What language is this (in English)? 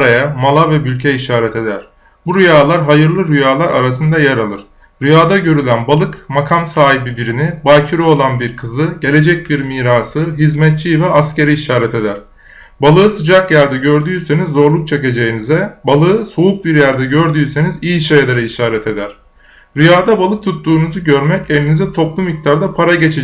Turkish